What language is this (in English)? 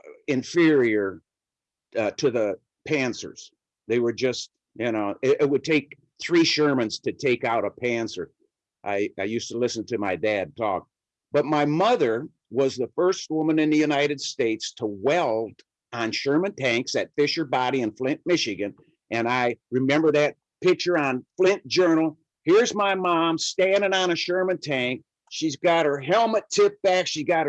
English